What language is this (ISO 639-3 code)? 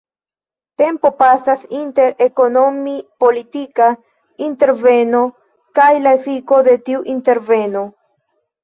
epo